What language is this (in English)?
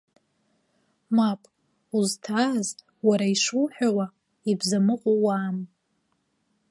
Abkhazian